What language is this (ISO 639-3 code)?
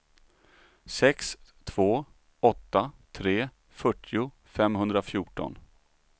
swe